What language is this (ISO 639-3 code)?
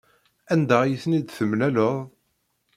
kab